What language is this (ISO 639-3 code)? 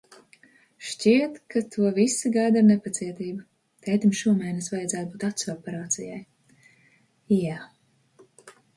lav